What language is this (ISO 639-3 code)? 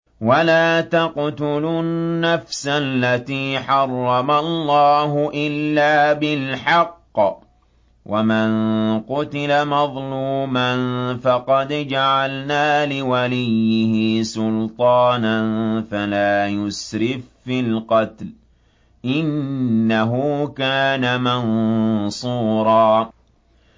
ara